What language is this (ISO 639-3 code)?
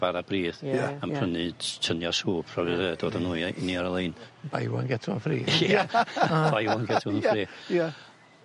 cym